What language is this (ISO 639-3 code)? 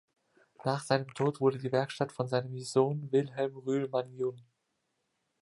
deu